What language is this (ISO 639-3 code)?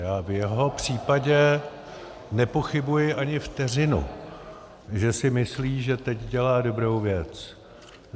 ces